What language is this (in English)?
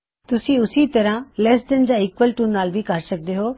Punjabi